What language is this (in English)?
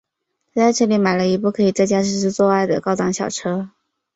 Chinese